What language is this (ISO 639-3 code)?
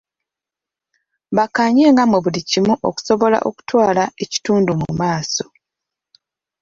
lug